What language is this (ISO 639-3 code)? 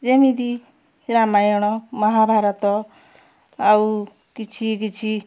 ori